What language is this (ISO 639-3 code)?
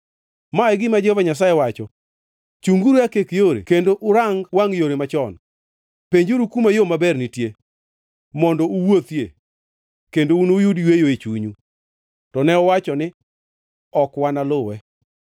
luo